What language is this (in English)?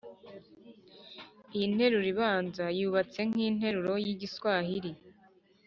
Kinyarwanda